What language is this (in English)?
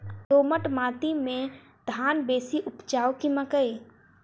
Maithili